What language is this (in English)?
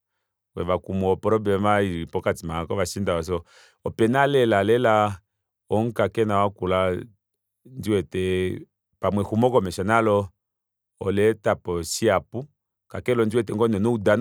Kuanyama